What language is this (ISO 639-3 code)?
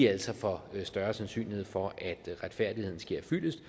dan